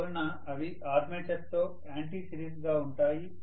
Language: Telugu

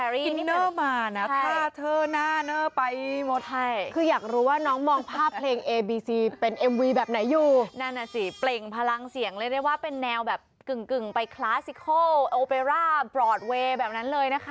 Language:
Thai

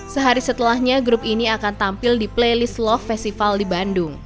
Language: Indonesian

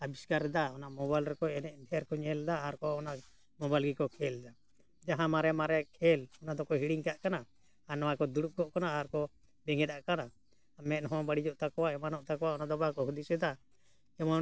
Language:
Santali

